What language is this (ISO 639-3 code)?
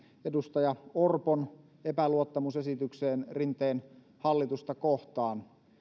fin